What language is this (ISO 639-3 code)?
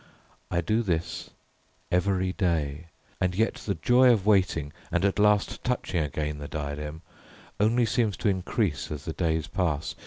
eng